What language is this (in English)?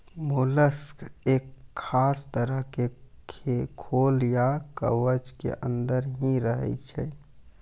Maithili